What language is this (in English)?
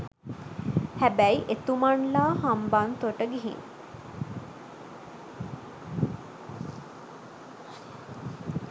Sinhala